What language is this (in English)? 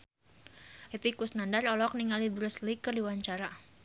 Sundanese